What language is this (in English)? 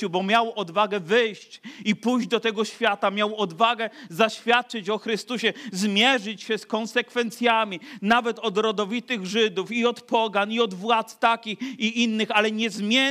Polish